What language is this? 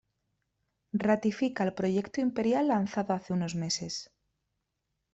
Spanish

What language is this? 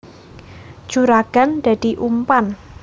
Javanese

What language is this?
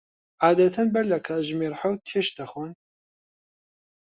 Central Kurdish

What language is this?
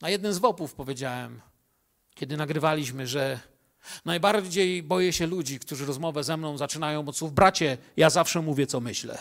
Polish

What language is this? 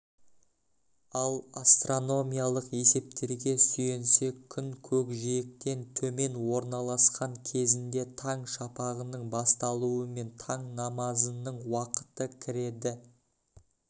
Kazakh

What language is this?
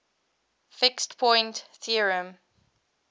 English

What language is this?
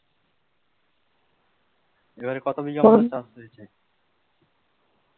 Bangla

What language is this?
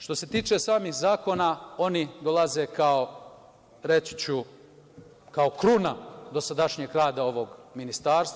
Serbian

